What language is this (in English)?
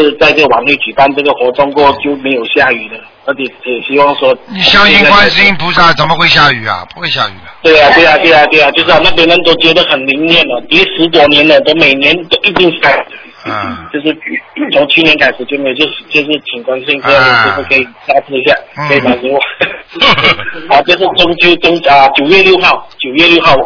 Chinese